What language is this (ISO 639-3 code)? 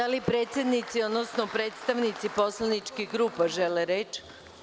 srp